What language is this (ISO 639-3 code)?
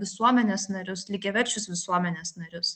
lit